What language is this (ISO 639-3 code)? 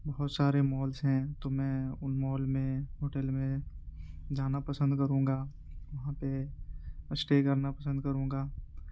urd